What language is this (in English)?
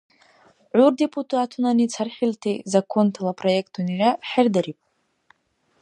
Dargwa